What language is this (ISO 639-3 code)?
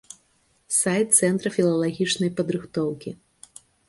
bel